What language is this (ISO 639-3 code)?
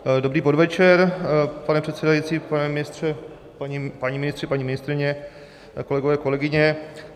ces